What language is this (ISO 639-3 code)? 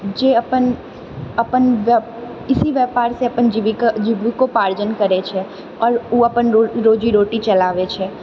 mai